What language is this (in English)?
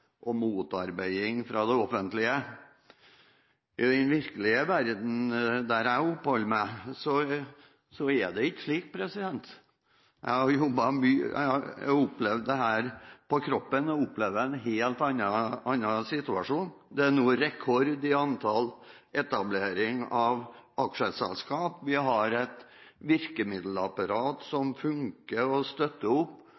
Norwegian Bokmål